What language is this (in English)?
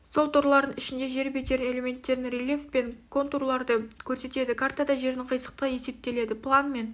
Kazakh